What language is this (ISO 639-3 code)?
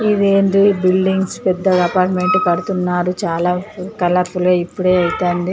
tel